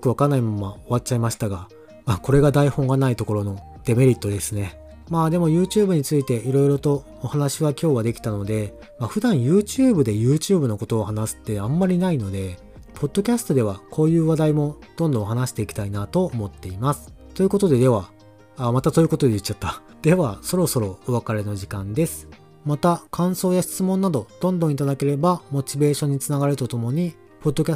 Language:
Japanese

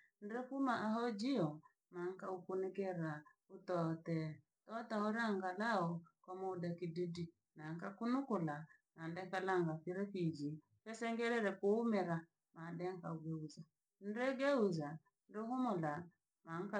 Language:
Langi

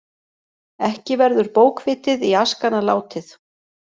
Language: Icelandic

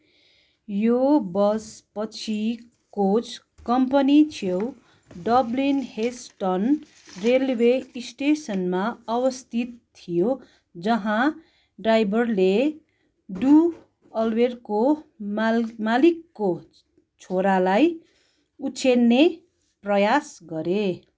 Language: Nepali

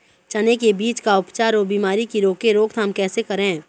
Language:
Chhattisgarhi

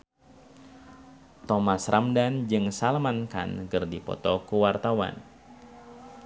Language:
Sundanese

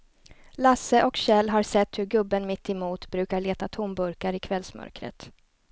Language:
Swedish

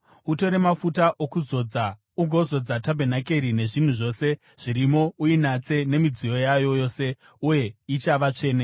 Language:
Shona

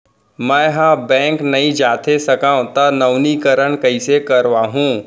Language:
Chhattisgarhi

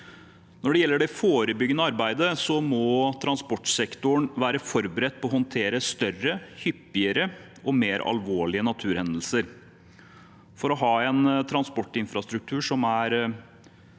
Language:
Norwegian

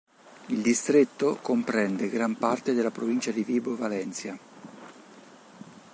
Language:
Italian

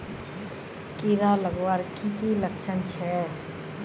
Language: Magahi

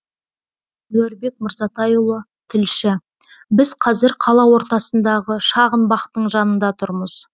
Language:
Kazakh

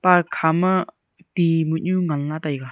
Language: Wancho Naga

